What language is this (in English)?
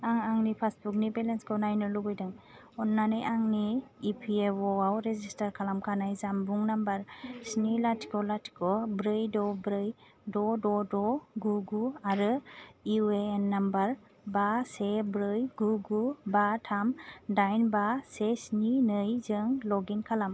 Bodo